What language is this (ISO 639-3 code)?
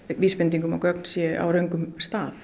isl